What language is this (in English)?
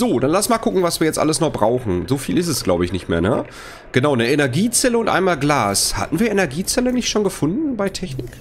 German